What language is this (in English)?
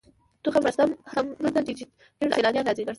Pashto